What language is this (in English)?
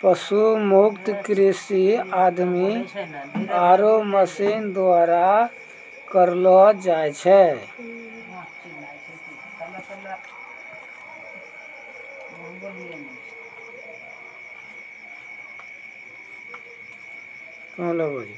Maithili